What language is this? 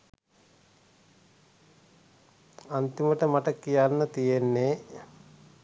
Sinhala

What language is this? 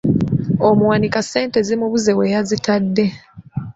Ganda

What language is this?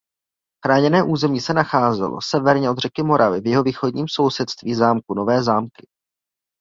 Czech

